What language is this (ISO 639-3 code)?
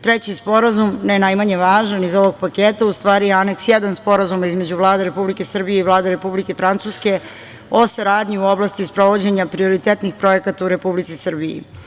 srp